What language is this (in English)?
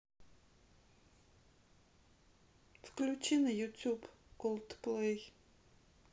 Russian